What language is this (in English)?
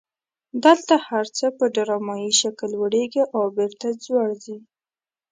Pashto